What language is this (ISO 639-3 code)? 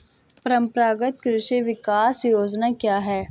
hin